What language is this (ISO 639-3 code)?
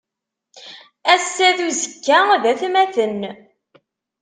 kab